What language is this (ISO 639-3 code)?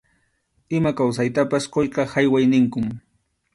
qxu